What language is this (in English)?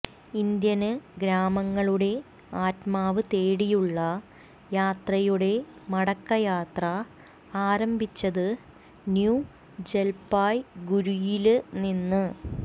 Malayalam